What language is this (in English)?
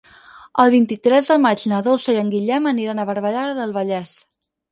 Catalan